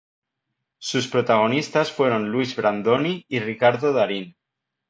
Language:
Spanish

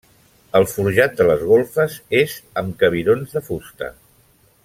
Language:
Catalan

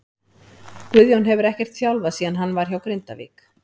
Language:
Icelandic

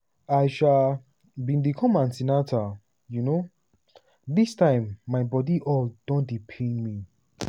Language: Nigerian Pidgin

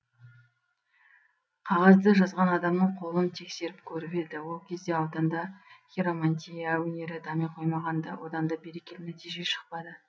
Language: Kazakh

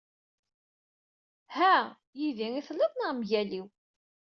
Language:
Kabyle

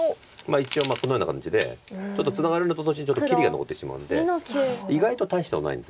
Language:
Japanese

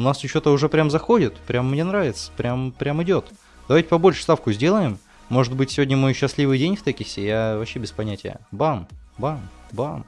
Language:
Russian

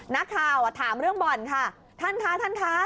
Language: Thai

